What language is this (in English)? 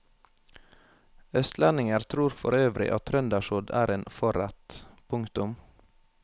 Norwegian